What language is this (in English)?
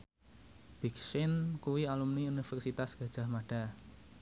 Javanese